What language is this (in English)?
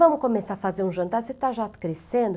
Portuguese